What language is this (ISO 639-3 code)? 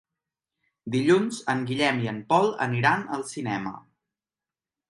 cat